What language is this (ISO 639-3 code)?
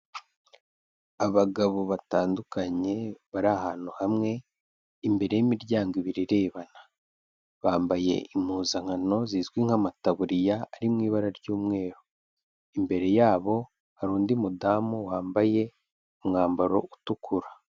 kin